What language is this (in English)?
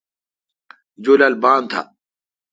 Kalkoti